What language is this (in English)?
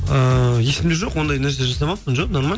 Kazakh